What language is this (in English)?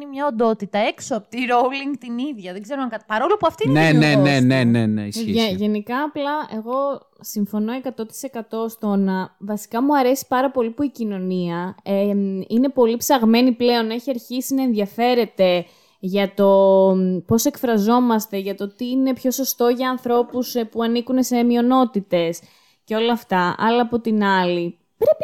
Greek